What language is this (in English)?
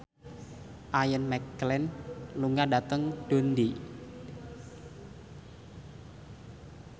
Javanese